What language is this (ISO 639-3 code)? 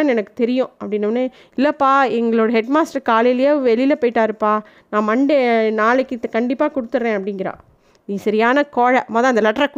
tam